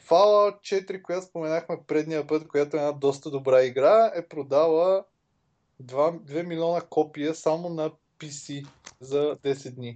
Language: Bulgarian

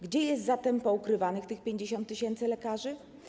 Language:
Polish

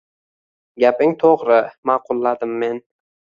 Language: Uzbek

